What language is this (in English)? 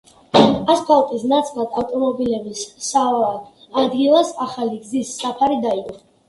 Georgian